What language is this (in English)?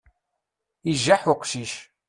Kabyle